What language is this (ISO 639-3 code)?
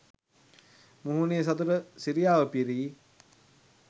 sin